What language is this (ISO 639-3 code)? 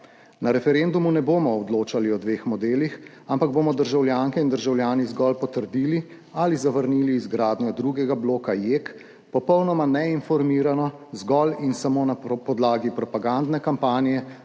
slv